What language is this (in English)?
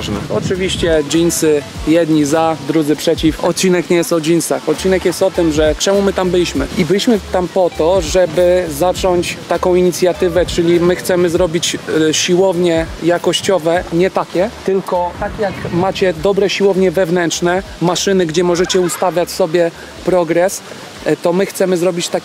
Polish